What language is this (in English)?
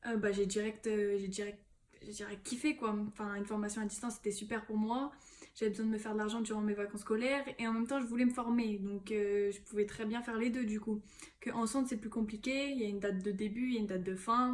French